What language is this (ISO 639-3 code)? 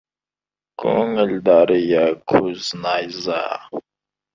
kaz